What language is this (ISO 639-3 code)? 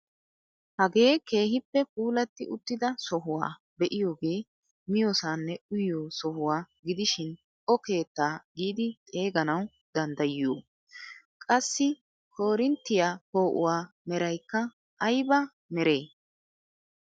wal